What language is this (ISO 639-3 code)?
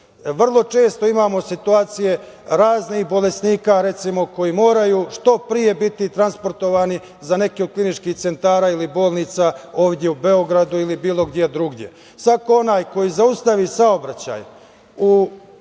srp